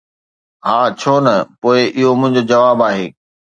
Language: Sindhi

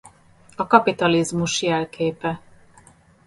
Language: Hungarian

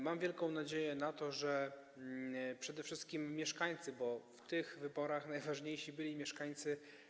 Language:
Polish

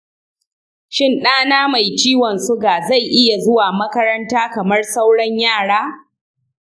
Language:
Hausa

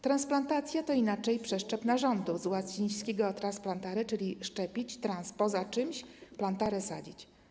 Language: Polish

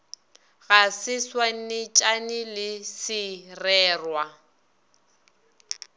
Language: Northern Sotho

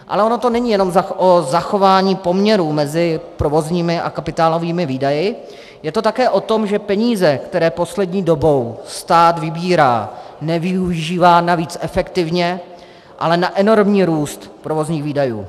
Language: Czech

